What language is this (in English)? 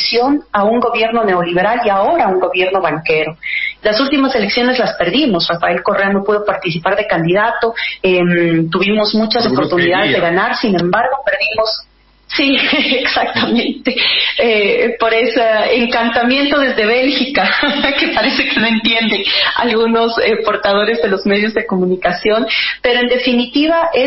Spanish